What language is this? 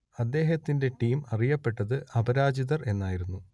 Malayalam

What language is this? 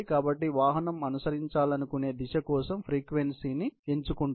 Telugu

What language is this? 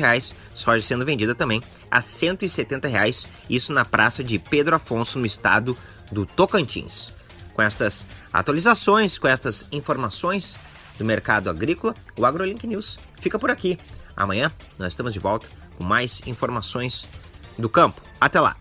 Portuguese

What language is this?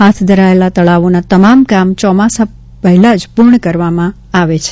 Gujarati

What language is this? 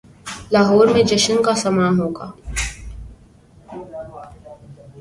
Urdu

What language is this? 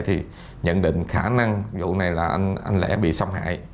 Vietnamese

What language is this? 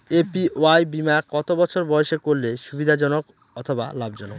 Bangla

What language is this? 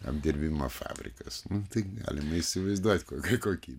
Lithuanian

